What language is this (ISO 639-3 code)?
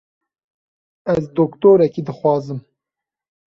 kur